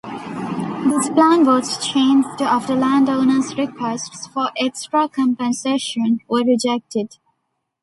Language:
English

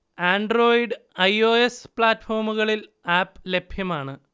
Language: Malayalam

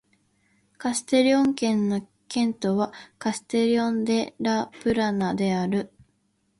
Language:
Japanese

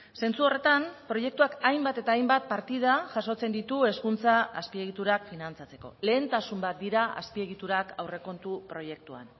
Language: Basque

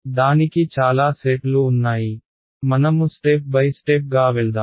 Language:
Telugu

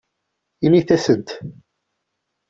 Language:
Kabyle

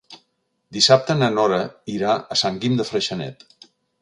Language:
Catalan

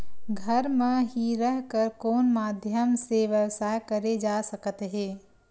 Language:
Chhattisgarhi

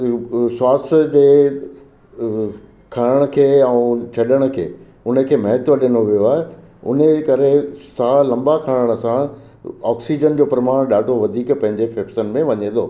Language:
Sindhi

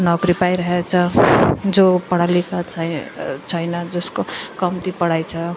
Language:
Nepali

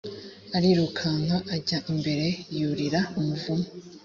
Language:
Kinyarwanda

